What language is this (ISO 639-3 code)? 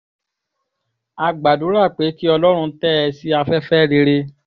yor